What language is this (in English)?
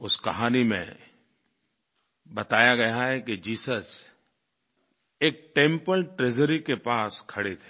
Hindi